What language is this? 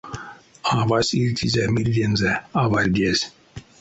Erzya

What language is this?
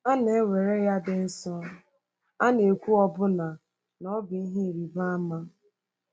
Igbo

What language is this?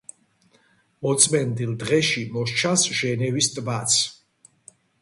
Georgian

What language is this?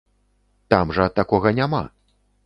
Belarusian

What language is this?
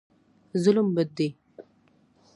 Pashto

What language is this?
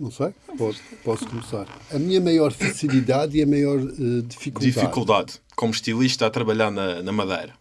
Portuguese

